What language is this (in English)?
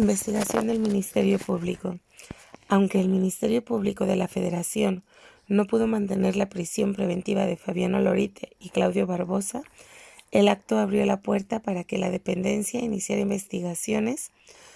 Spanish